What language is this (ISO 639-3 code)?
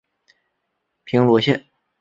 zho